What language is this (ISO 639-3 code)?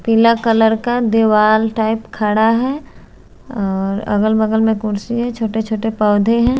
hin